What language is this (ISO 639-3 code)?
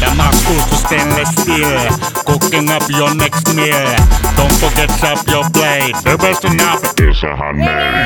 swe